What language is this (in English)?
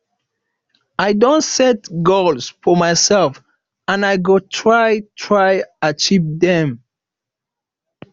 Nigerian Pidgin